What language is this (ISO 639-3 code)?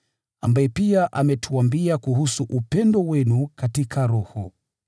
swa